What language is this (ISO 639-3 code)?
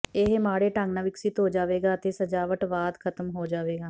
pan